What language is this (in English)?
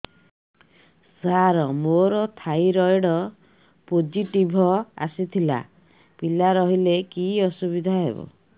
Odia